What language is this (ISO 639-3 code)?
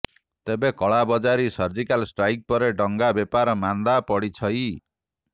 ori